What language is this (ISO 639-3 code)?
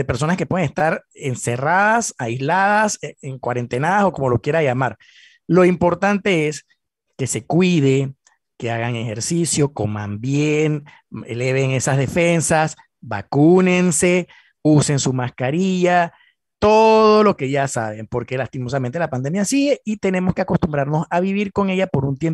spa